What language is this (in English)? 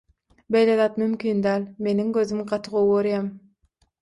Turkmen